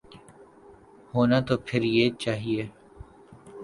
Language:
Urdu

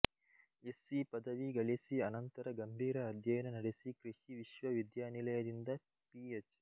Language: Kannada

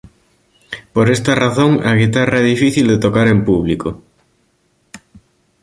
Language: Galician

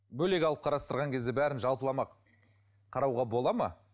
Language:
Kazakh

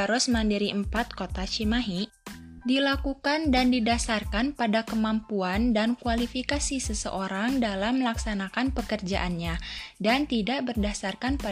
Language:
Indonesian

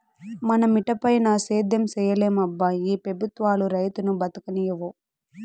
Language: Telugu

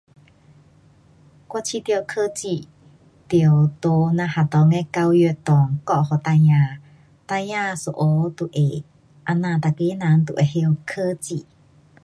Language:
Pu-Xian Chinese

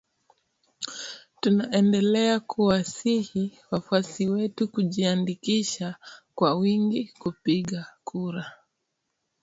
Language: Swahili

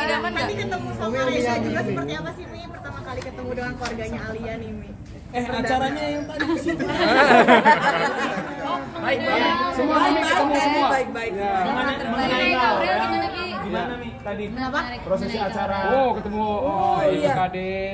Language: Indonesian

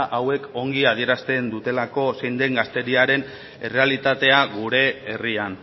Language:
Basque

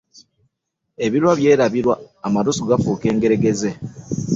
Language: Ganda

